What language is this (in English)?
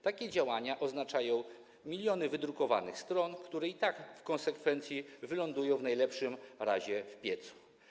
Polish